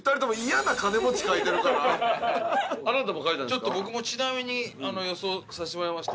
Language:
Japanese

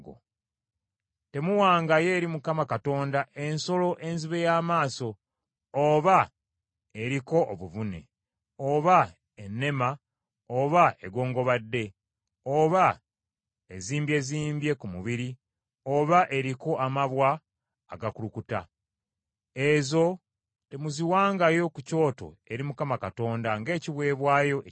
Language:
Ganda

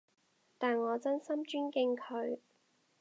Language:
Cantonese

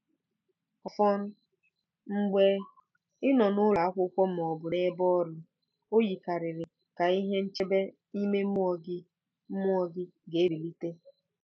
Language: Igbo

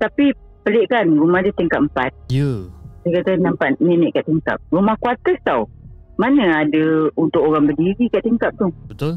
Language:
Malay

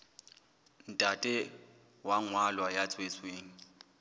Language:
Southern Sotho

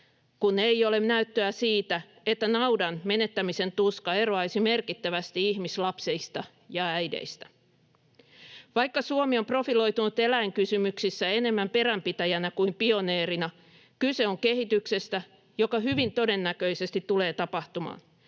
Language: Finnish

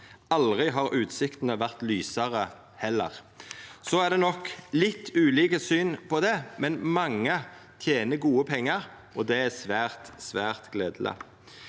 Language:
Norwegian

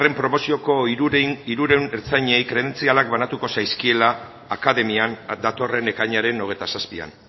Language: Basque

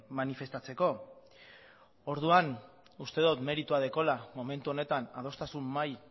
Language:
Basque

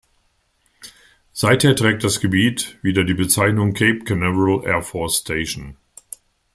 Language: German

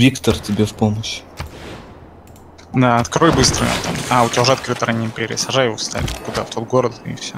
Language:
Russian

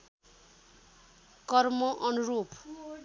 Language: Nepali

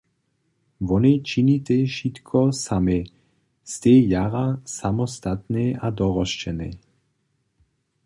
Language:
Upper Sorbian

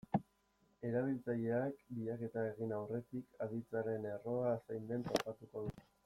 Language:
Basque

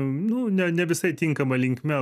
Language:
Lithuanian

